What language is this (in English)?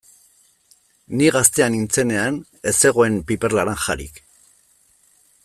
Basque